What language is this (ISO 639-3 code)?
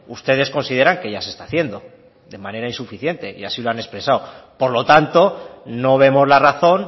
spa